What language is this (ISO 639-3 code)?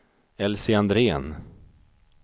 swe